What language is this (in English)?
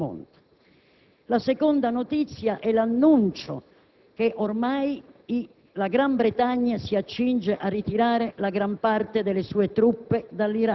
Italian